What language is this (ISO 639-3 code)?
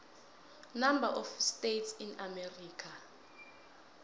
nbl